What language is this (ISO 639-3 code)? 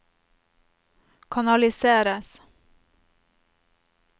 nor